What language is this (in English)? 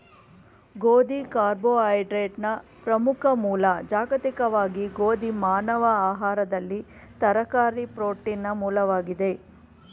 Kannada